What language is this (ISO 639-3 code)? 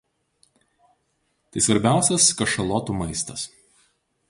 lit